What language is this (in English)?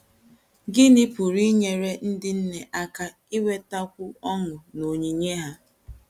Igbo